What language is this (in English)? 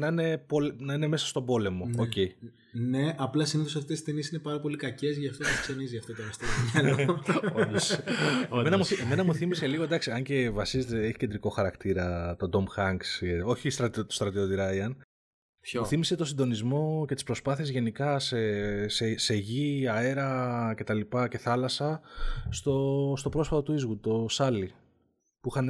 Greek